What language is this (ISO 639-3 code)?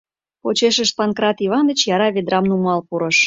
chm